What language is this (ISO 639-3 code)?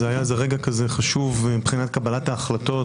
heb